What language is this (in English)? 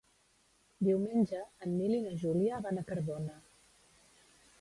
Catalan